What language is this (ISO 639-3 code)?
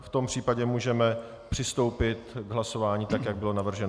ces